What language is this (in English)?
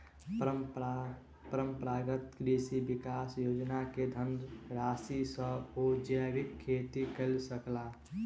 Maithili